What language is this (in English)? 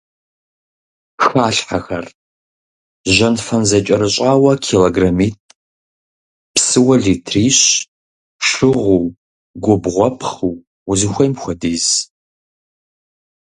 Kabardian